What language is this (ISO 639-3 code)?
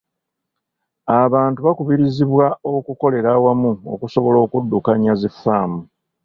lug